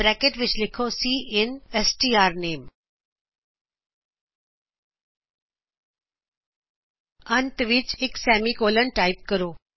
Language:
Punjabi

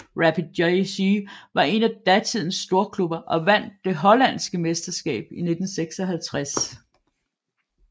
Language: Danish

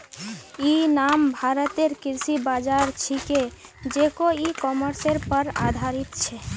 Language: Magahi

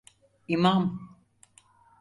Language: Turkish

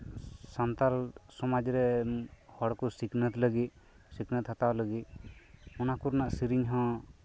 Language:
Santali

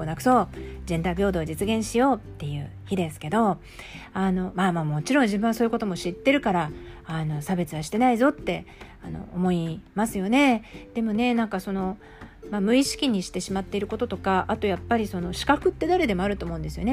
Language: Japanese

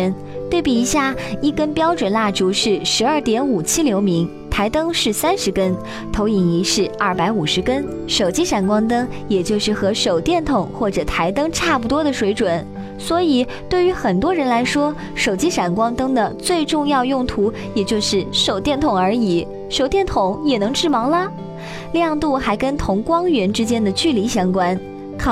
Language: Chinese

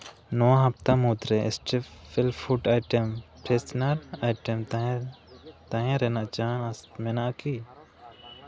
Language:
Santali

